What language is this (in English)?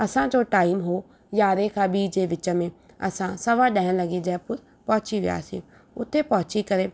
Sindhi